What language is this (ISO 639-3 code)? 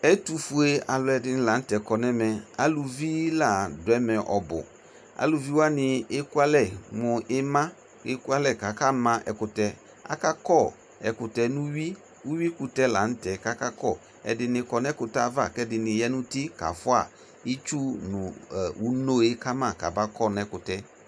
kpo